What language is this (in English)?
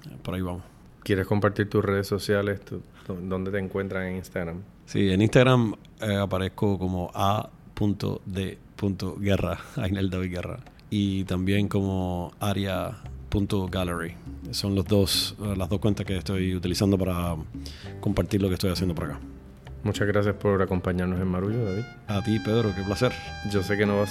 Spanish